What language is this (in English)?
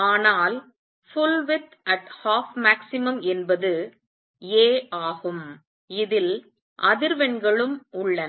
Tamil